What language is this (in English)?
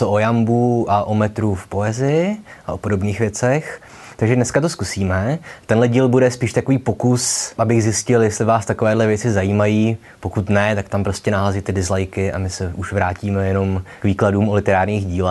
Czech